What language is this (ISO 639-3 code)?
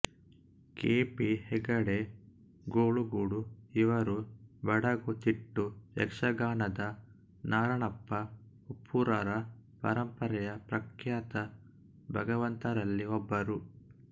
kan